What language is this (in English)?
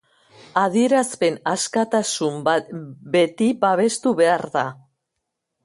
Basque